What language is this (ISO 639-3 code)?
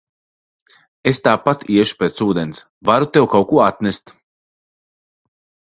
lav